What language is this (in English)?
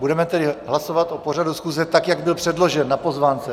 Czech